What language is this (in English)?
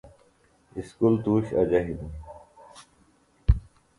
Phalura